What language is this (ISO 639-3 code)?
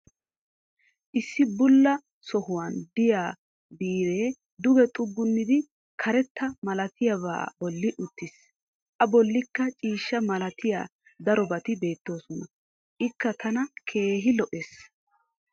wal